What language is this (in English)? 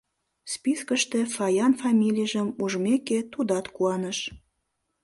Mari